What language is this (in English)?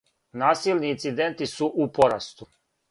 Serbian